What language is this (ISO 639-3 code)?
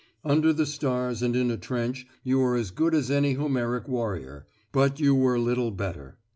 eng